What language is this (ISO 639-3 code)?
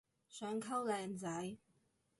yue